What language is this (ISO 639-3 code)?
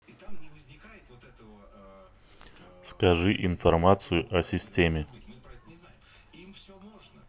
rus